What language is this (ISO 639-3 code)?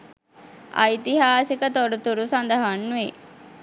sin